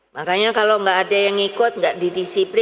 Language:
Indonesian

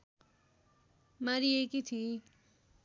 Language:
Nepali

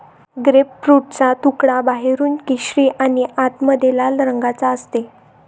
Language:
Marathi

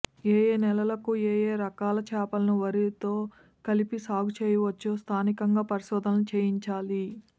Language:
Telugu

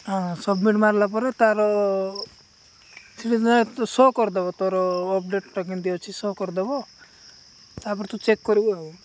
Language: Odia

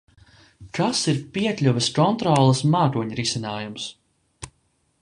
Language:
Latvian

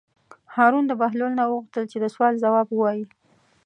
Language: Pashto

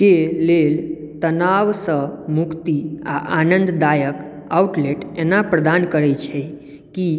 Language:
Maithili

